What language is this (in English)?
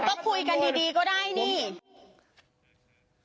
Thai